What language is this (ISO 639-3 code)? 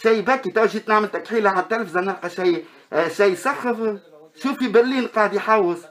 ara